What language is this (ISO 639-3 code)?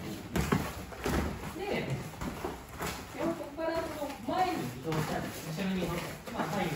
jpn